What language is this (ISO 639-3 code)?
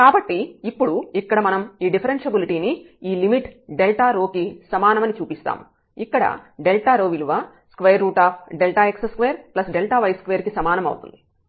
tel